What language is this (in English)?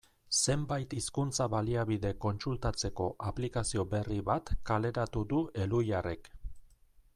Basque